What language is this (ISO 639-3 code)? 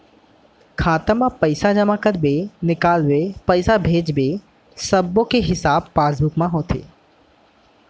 hne